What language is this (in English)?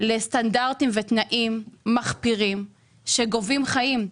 Hebrew